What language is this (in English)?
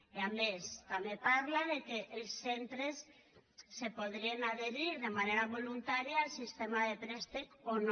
Catalan